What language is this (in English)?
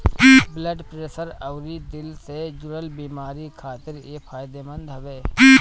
Bhojpuri